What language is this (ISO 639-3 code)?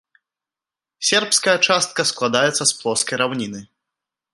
bel